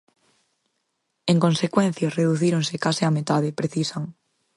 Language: Galician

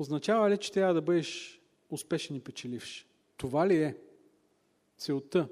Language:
Bulgarian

